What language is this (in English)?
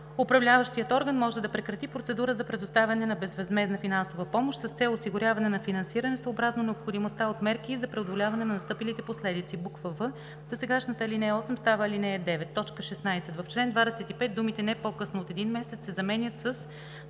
Bulgarian